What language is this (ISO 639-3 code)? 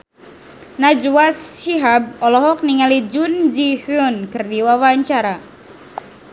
sun